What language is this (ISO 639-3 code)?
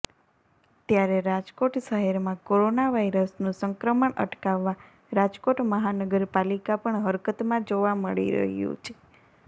guj